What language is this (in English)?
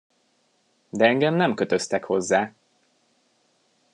Hungarian